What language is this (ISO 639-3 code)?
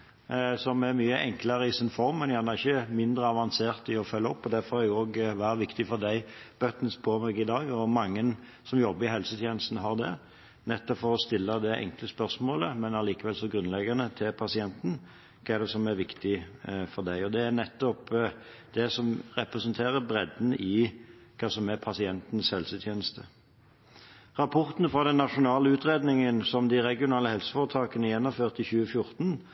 nob